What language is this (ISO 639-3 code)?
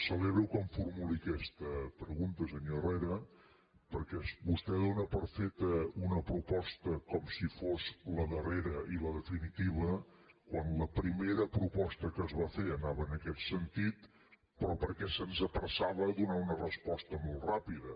cat